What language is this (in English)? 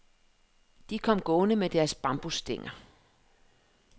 Danish